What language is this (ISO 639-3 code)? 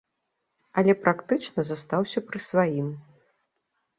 bel